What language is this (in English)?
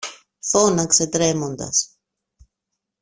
Greek